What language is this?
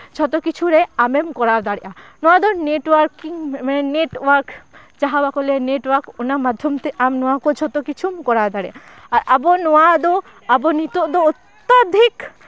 Santali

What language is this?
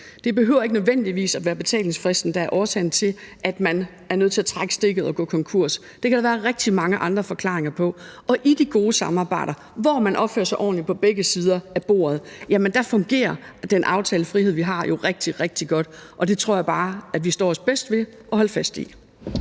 Danish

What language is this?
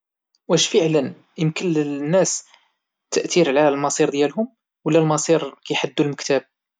Moroccan Arabic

